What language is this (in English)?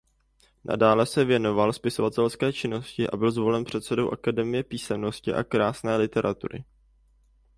Czech